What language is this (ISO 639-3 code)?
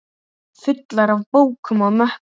isl